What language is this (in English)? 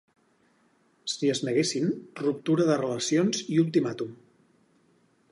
Catalan